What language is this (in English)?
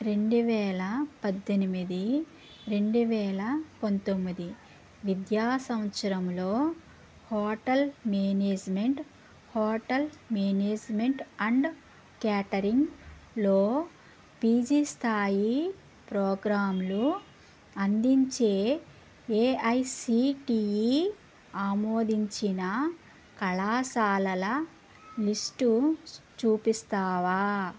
Telugu